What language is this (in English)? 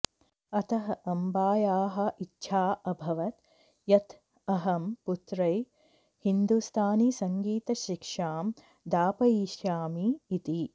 Sanskrit